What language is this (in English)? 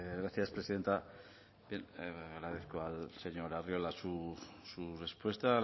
Spanish